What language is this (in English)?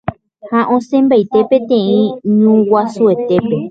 Guarani